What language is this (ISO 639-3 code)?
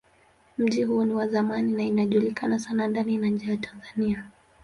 swa